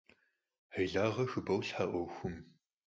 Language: Kabardian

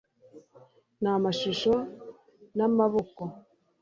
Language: Kinyarwanda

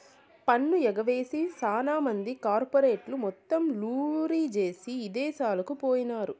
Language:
Telugu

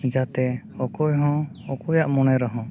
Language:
Santali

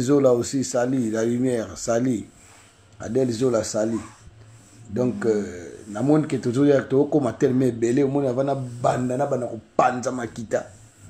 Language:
French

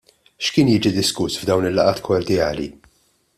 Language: Maltese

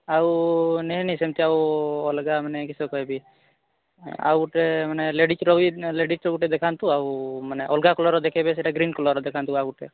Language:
Odia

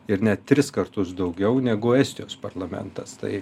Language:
Lithuanian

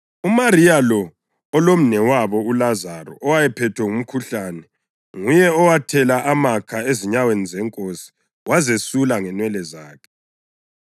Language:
North Ndebele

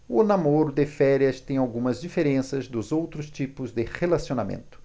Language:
Portuguese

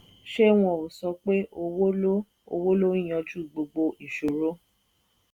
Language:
Yoruba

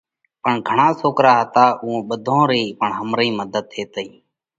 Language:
Parkari Koli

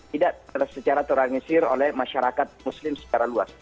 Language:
Indonesian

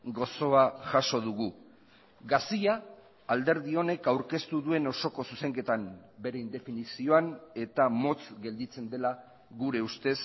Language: Basque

